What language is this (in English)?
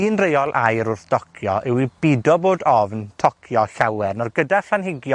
Welsh